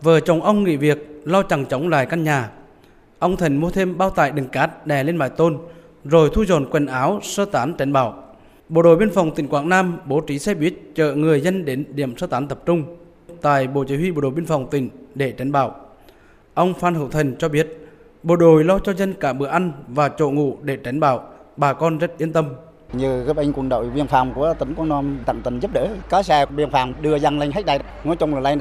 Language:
Vietnamese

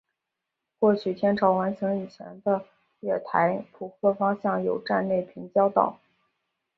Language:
Chinese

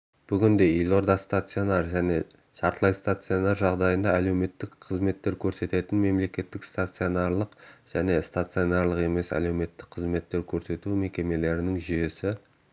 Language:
Kazakh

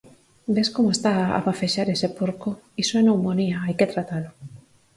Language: Galician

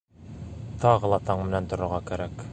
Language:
Bashkir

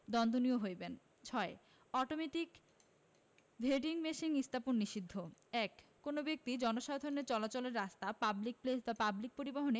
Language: Bangla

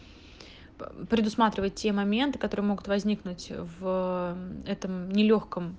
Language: Russian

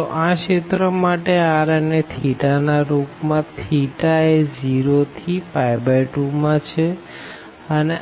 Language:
Gujarati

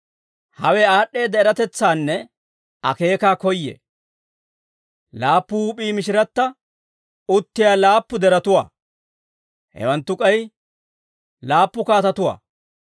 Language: Dawro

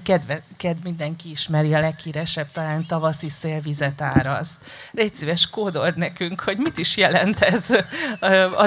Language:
Hungarian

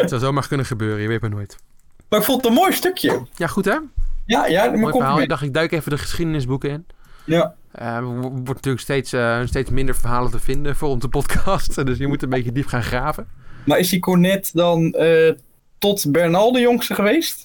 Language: Dutch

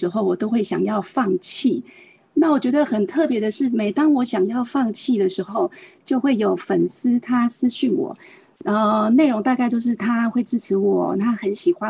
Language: Chinese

